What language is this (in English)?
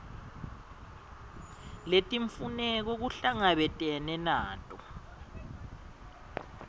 Swati